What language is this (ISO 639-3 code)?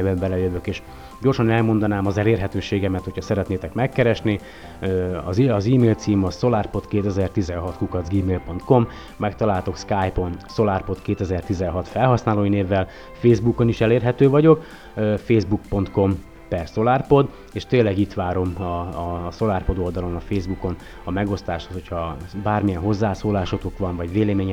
hun